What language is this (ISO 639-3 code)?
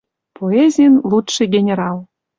mrj